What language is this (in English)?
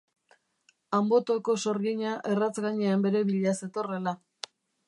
Basque